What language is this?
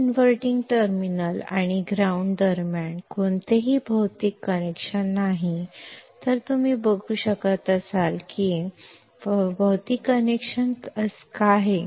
Kannada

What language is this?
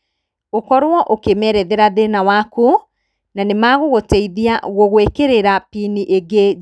Kikuyu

